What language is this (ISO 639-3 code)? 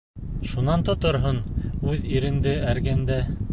bak